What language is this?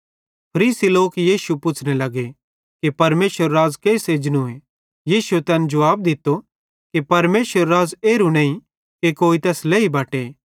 Bhadrawahi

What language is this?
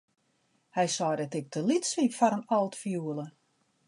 Western Frisian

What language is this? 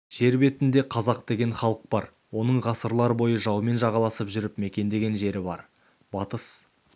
Kazakh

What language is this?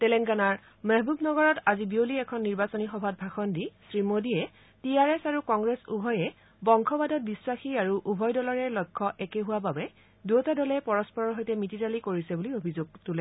Assamese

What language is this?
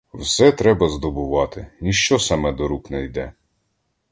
Ukrainian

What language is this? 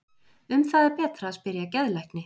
Icelandic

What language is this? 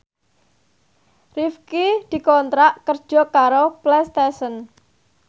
Javanese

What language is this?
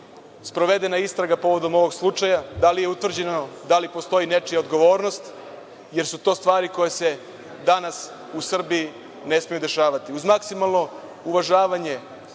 Serbian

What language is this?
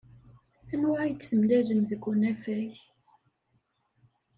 Kabyle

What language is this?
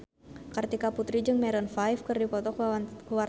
Sundanese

